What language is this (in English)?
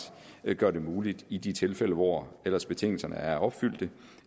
Danish